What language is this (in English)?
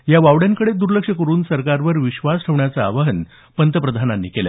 Marathi